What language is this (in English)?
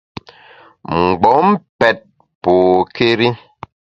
Bamun